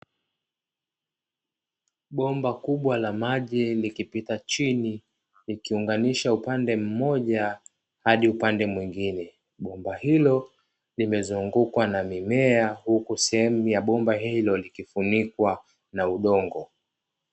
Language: Swahili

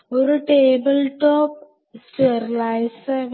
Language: Malayalam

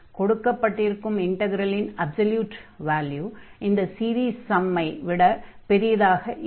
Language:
Tamil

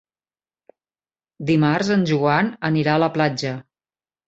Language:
Catalan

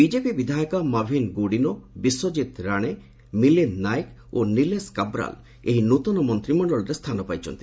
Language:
Odia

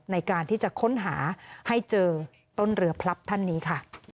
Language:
Thai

